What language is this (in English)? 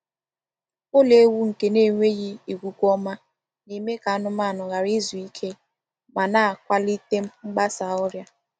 Igbo